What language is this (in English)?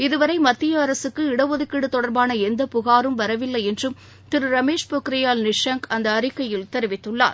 Tamil